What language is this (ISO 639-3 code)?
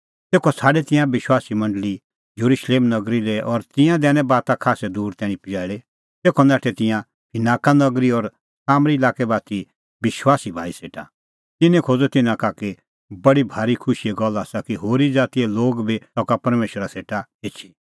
kfx